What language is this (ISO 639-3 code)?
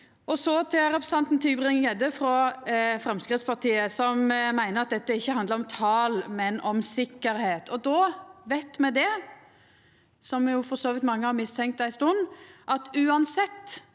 nor